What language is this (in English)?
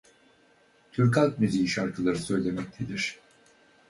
Turkish